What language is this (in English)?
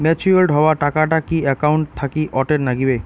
Bangla